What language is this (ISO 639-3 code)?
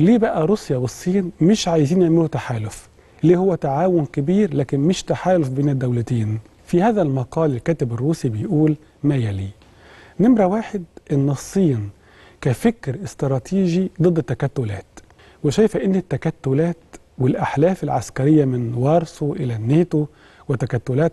ara